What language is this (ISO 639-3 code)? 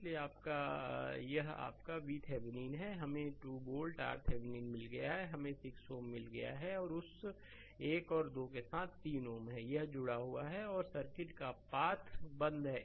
hin